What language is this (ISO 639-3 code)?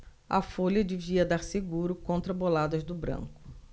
por